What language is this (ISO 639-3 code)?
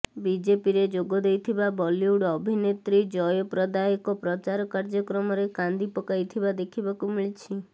ori